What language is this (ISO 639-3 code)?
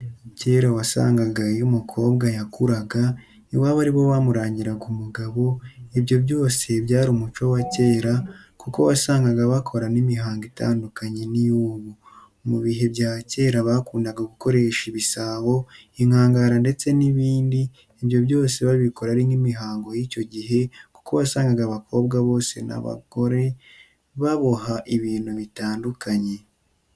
kin